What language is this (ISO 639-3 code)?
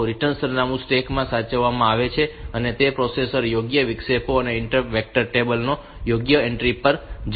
guj